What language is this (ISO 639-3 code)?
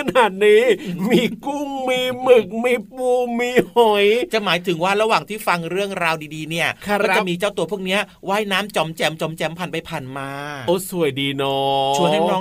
tha